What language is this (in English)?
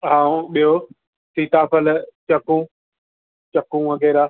Sindhi